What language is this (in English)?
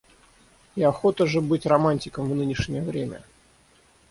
Russian